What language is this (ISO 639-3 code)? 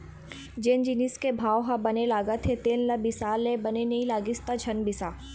hne